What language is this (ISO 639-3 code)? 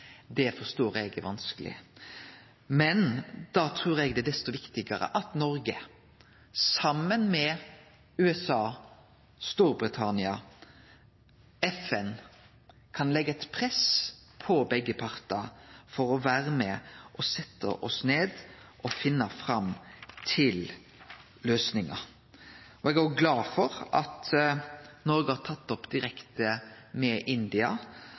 nno